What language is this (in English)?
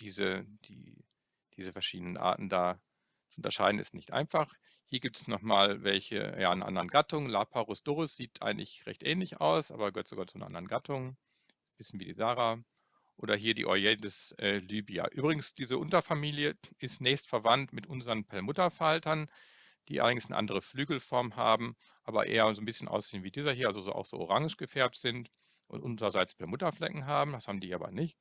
German